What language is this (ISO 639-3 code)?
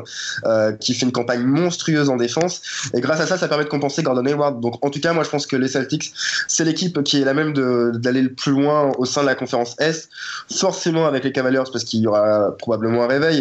fra